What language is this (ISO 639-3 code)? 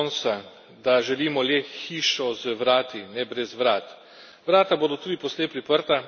slv